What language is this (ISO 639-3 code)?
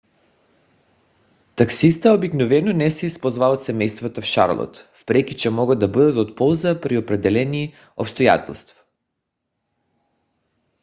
bul